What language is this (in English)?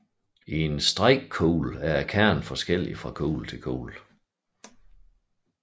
Danish